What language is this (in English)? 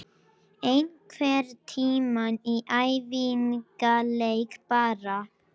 Icelandic